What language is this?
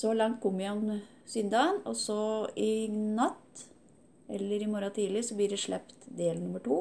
Norwegian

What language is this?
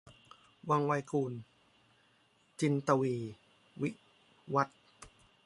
Thai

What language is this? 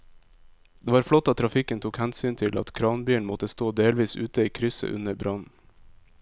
Norwegian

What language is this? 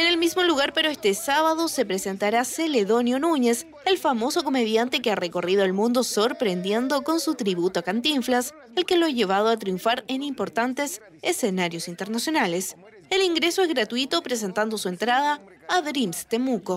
Spanish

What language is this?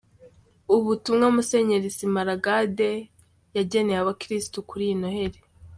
Kinyarwanda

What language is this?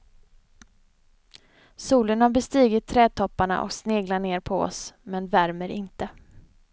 Swedish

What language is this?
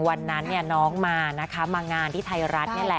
Thai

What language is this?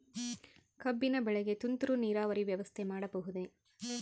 Kannada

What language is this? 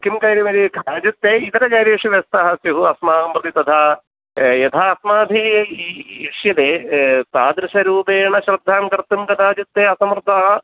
Sanskrit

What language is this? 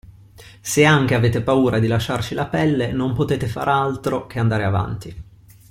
Italian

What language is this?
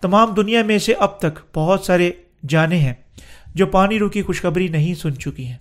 Urdu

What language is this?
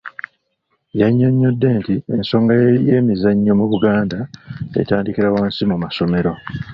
Ganda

